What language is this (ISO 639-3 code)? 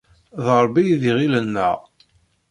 kab